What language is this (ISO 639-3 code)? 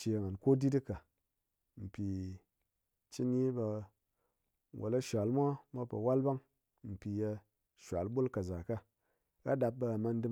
anc